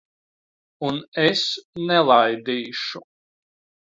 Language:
Latvian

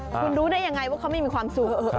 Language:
Thai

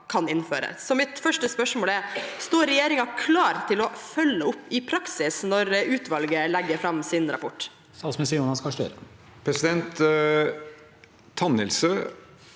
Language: Norwegian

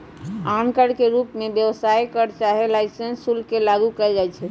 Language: Magahi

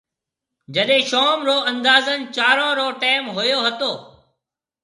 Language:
Marwari (Pakistan)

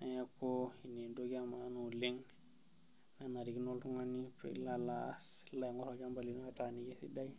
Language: Masai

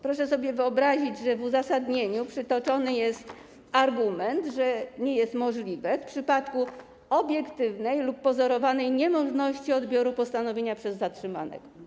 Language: Polish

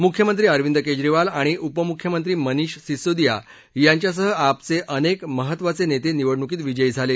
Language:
Marathi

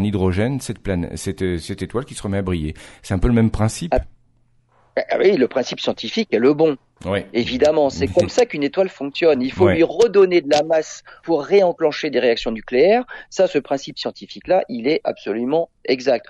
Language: French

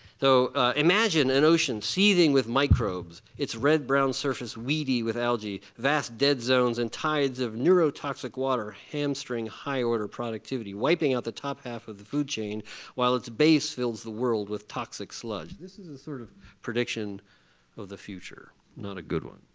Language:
English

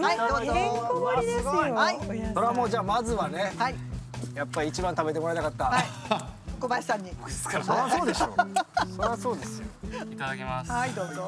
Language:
Japanese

